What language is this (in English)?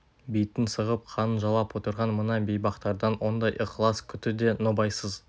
Kazakh